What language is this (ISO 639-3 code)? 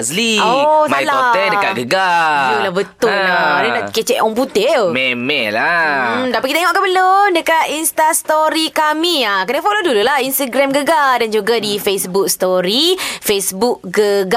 msa